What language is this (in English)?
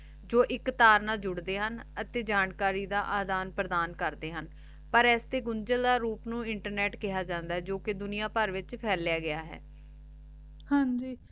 Punjabi